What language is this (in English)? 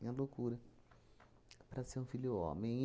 Portuguese